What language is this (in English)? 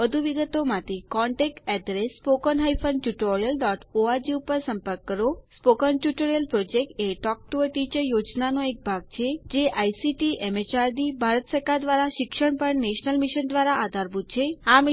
Gujarati